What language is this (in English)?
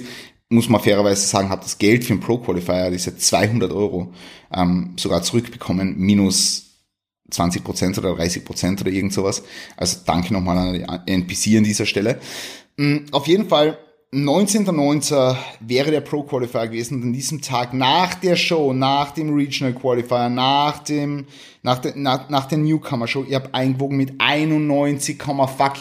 German